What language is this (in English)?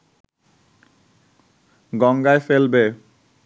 Bangla